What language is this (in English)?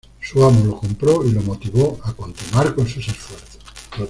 Spanish